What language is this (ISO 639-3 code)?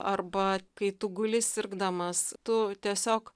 lit